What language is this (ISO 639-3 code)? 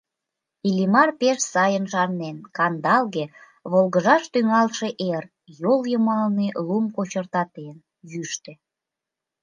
chm